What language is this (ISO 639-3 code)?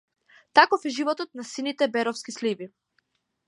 mkd